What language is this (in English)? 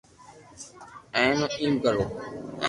Loarki